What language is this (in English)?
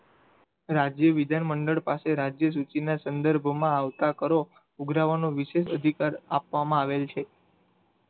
Gujarati